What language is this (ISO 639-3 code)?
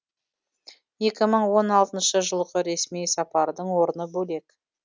kaz